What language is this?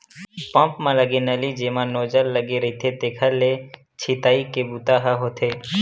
Chhattisgarhi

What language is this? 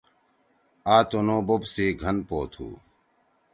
Torwali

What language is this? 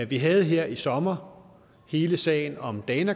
Danish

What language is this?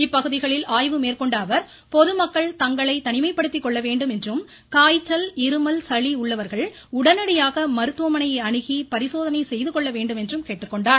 Tamil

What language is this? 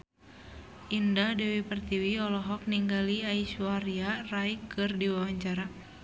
Sundanese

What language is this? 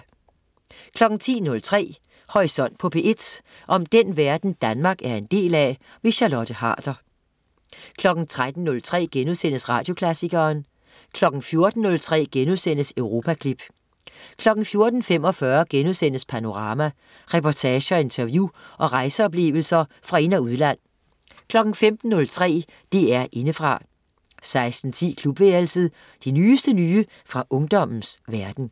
Danish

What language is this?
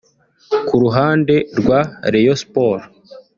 Kinyarwanda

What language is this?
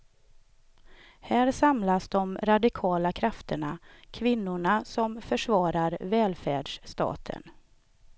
Swedish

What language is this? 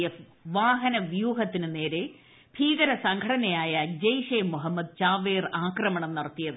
Malayalam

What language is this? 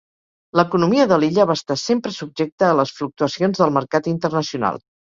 Catalan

